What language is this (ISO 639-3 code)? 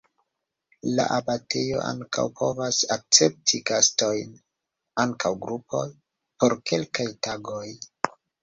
epo